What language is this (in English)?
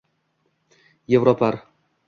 Uzbek